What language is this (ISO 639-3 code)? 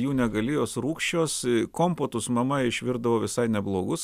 lit